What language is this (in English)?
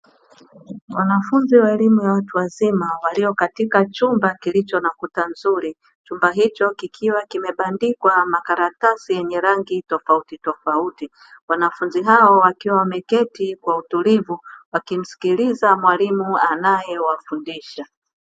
Swahili